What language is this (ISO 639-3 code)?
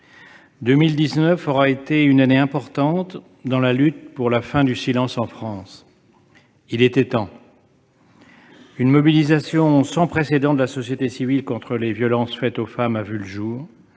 fra